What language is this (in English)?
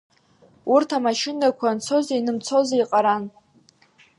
Abkhazian